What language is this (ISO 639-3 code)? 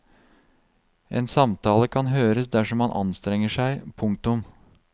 nor